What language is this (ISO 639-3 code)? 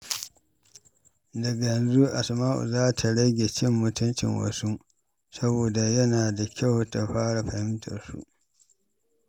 hau